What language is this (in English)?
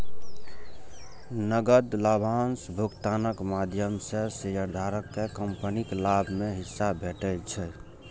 Maithili